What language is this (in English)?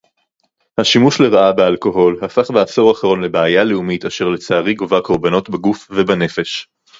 Hebrew